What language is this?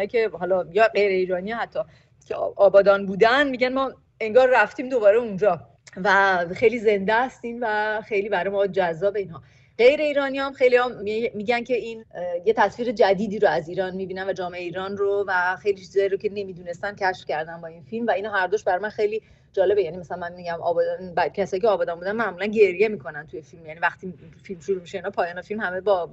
Persian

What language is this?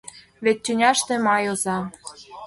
Mari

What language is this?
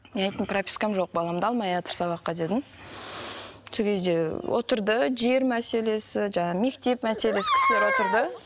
Kazakh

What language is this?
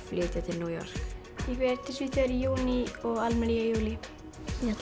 Icelandic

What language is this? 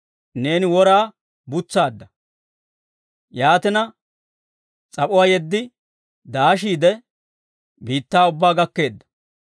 Dawro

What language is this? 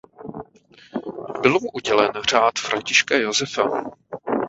Czech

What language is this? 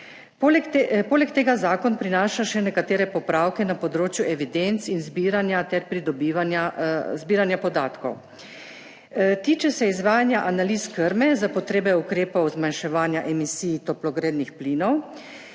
Slovenian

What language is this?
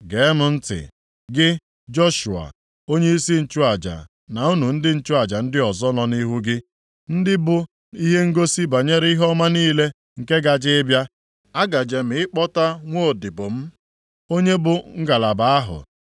Igbo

